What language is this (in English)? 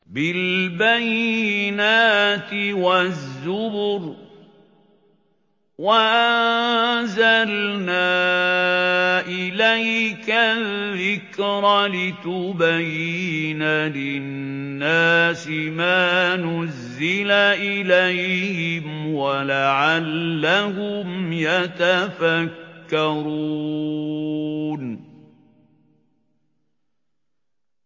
Arabic